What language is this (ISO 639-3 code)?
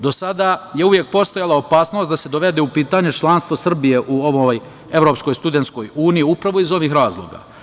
srp